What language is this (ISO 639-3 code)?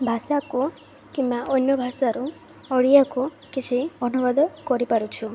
ori